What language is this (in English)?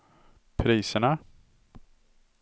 Swedish